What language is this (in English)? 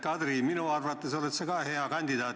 Estonian